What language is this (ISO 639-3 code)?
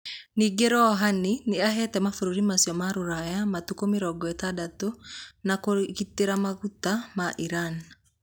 kik